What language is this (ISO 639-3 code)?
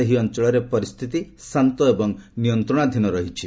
ori